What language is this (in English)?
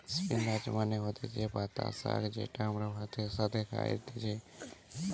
Bangla